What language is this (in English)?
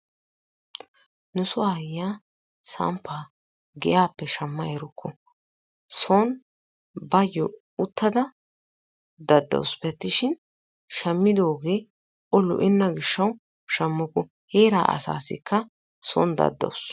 Wolaytta